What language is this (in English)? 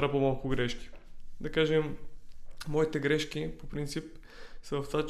Bulgarian